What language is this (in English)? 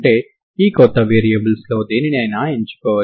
Telugu